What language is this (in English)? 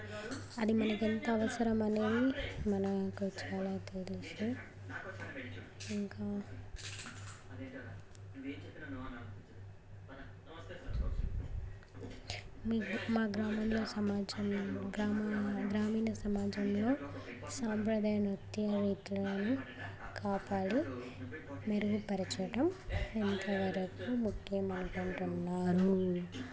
Telugu